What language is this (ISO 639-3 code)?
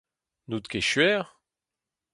bre